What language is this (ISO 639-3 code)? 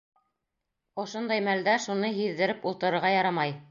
bak